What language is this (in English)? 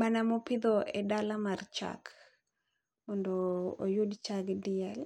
Luo (Kenya and Tanzania)